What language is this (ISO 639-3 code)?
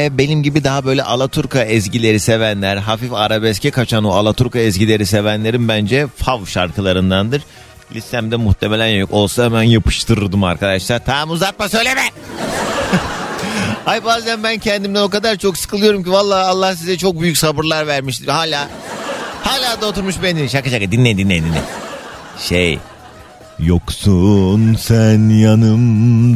tur